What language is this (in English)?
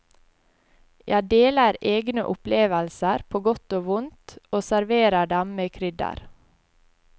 Norwegian